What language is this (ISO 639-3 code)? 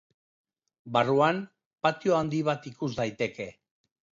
eus